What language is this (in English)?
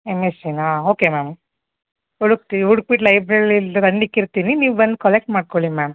Kannada